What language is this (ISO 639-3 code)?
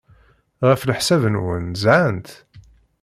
kab